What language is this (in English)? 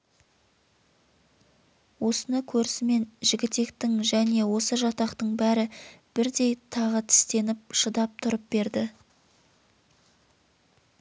Kazakh